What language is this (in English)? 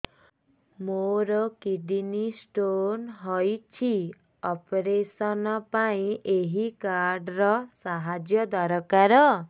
Odia